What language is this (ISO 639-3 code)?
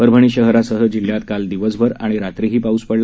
mar